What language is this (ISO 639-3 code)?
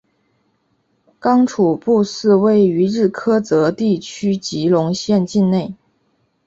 zho